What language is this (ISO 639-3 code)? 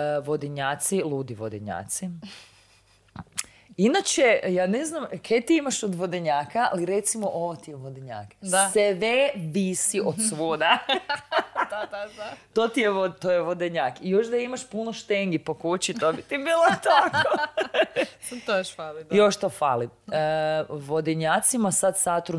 hrv